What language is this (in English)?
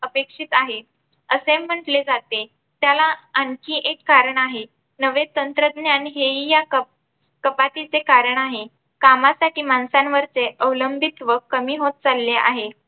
Marathi